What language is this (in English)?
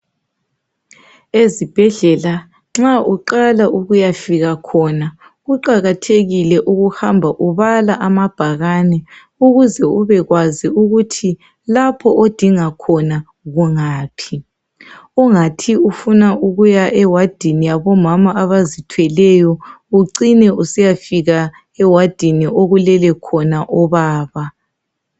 North Ndebele